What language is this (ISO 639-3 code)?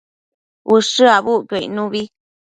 mcf